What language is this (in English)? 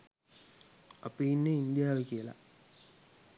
Sinhala